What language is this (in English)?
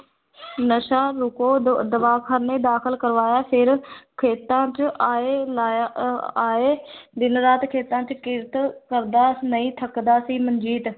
Punjabi